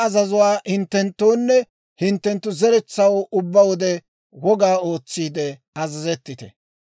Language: Dawro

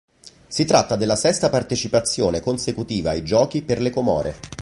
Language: Italian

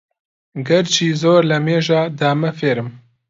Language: Central Kurdish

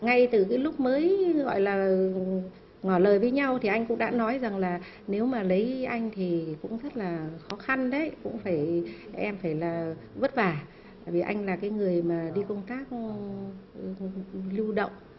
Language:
Vietnamese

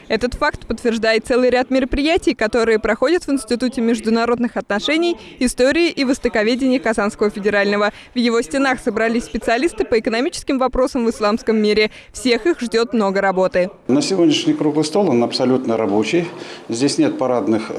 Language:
Russian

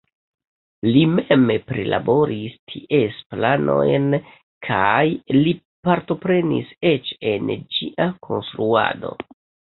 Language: Esperanto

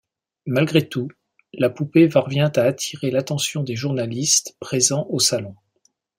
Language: French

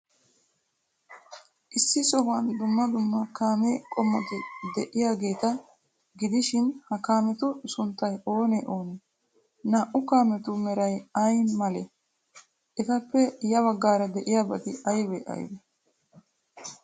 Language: Wolaytta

